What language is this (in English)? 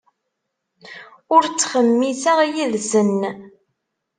Kabyle